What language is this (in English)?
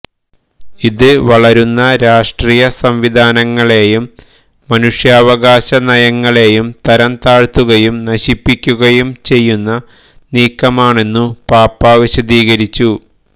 Malayalam